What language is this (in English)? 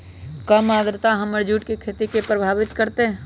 Magahi